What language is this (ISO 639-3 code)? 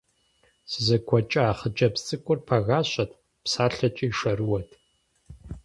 kbd